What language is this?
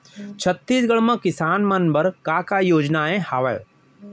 Chhattisgarhi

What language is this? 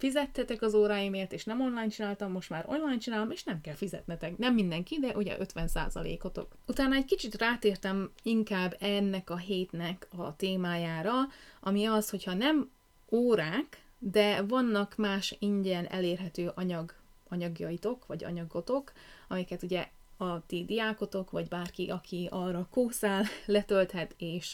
Hungarian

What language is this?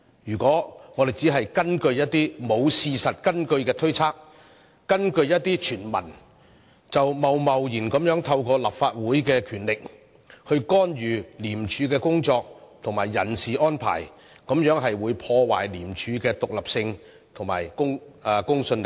Cantonese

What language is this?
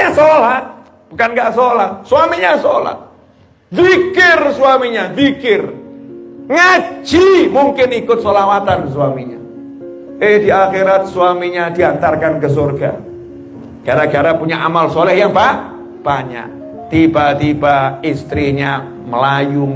Indonesian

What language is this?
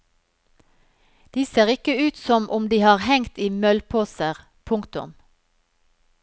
Norwegian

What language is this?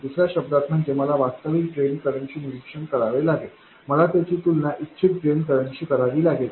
Marathi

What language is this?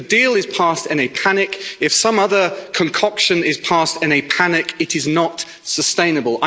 English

